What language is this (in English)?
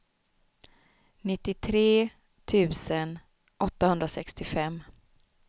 Swedish